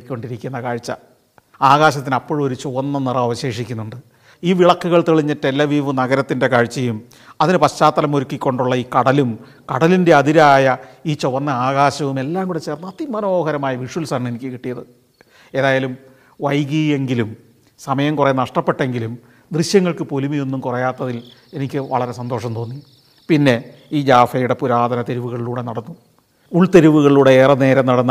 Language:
Malayalam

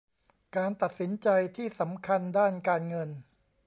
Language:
Thai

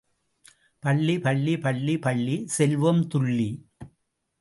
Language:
Tamil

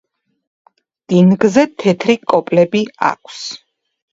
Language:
Georgian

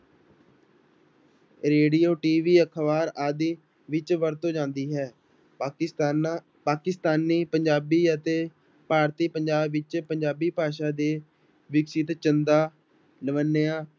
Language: Punjabi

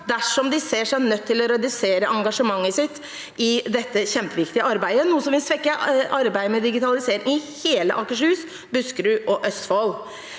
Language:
Norwegian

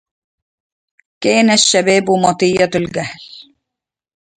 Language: Arabic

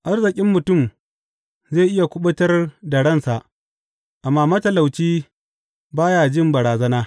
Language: Hausa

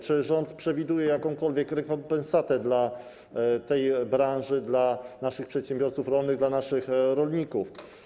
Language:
Polish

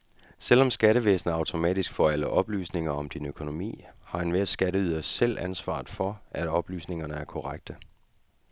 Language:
Danish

